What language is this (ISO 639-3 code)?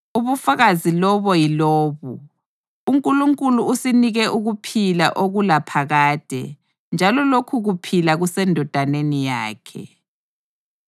nde